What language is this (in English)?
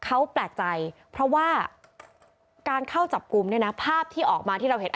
Thai